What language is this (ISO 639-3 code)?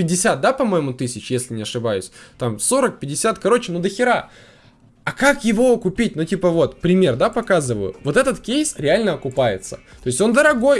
rus